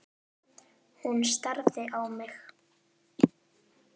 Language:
Icelandic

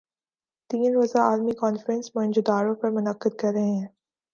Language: Urdu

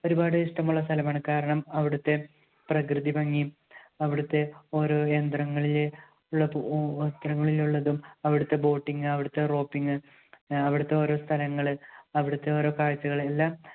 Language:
Malayalam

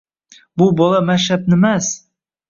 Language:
Uzbek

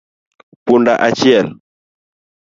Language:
Luo (Kenya and Tanzania)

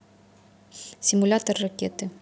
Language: Russian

